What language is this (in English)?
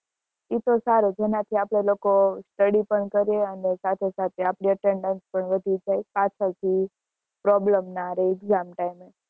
Gujarati